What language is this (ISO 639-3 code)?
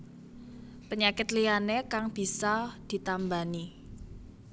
jav